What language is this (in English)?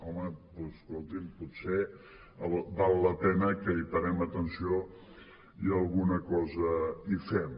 Catalan